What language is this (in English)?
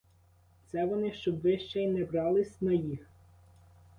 Ukrainian